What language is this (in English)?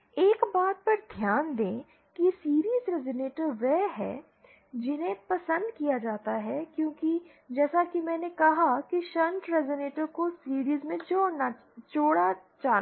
Hindi